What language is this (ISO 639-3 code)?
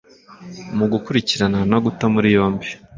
kin